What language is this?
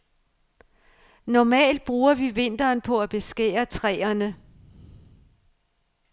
Danish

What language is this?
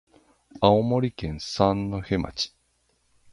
Japanese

